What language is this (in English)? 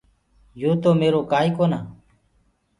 Gurgula